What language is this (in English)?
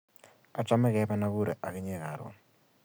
Kalenjin